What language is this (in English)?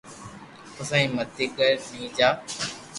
Loarki